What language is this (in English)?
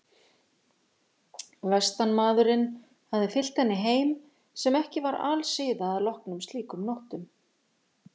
Icelandic